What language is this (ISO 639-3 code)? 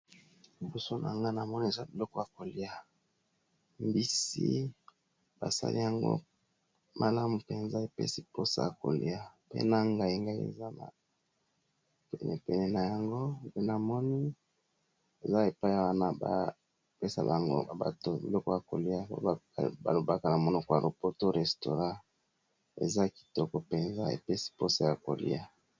lin